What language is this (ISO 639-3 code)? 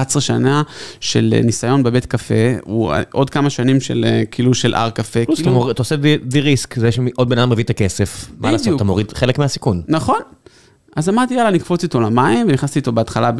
heb